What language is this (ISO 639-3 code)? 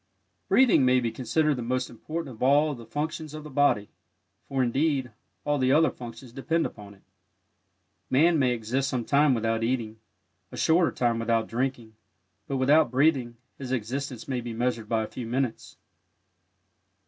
eng